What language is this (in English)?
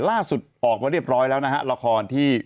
Thai